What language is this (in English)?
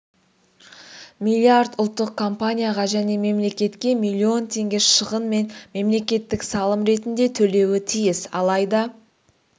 Kazakh